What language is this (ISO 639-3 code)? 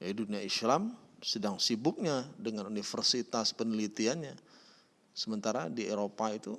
ind